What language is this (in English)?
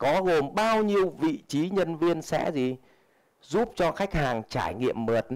Vietnamese